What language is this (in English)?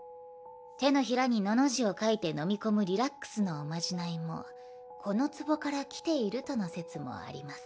Japanese